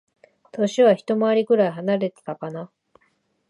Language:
Japanese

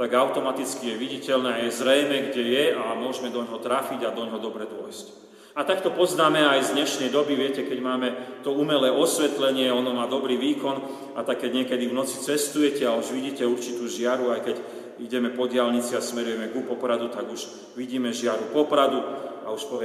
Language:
Slovak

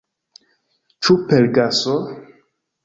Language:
Esperanto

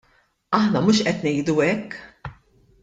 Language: Maltese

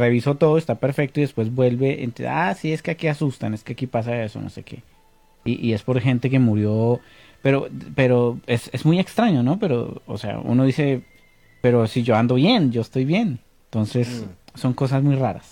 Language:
Spanish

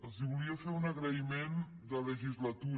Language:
Catalan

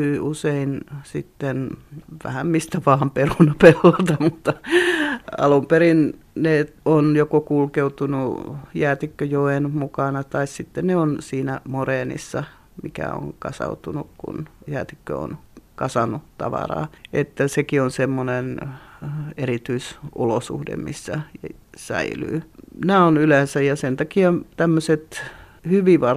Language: Finnish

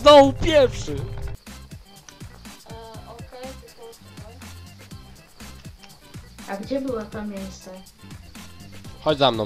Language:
Polish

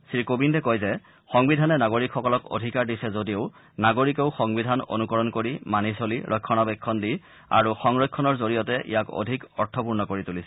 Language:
Assamese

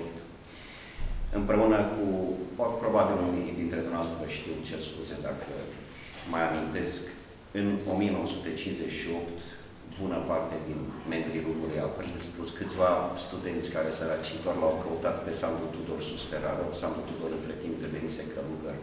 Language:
Romanian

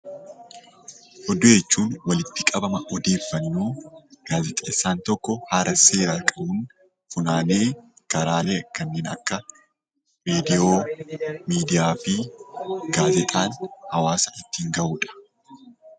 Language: Oromo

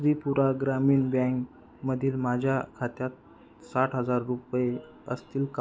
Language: Marathi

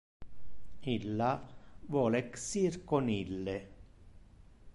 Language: Interlingua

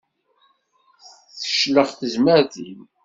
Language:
Kabyle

